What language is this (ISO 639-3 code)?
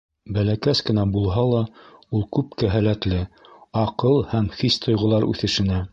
bak